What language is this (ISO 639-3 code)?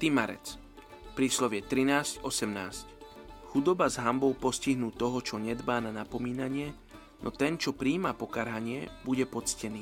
slk